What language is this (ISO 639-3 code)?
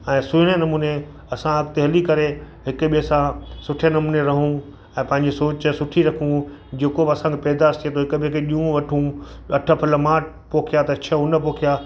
snd